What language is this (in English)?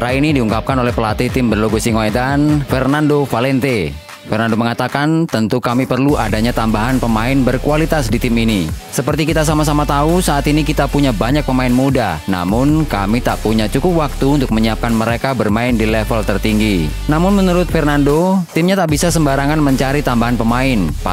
Indonesian